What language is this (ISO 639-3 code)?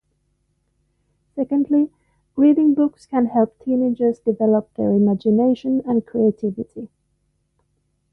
eng